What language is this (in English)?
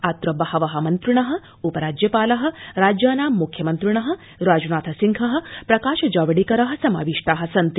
Sanskrit